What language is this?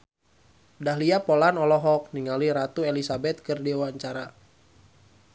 Sundanese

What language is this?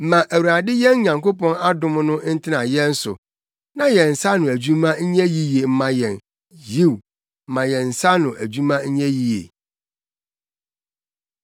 Akan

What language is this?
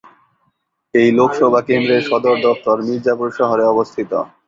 Bangla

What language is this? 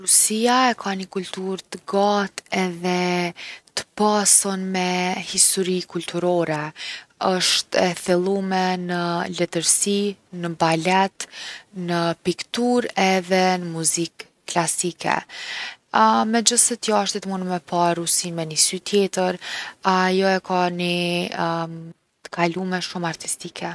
Gheg Albanian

